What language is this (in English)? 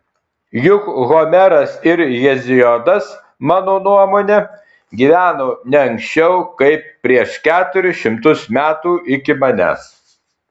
Lithuanian